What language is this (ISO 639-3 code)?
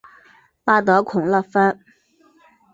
zho